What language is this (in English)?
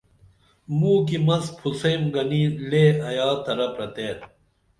Dameli